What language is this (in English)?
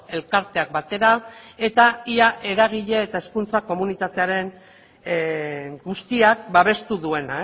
Basque